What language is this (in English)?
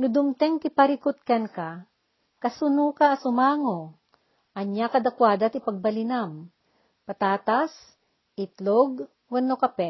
Filipino